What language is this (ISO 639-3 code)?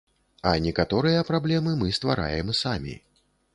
bel